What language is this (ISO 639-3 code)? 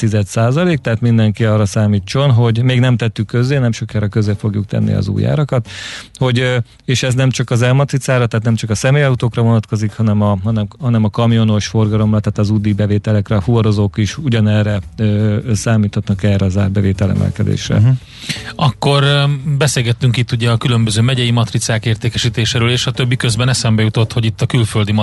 hun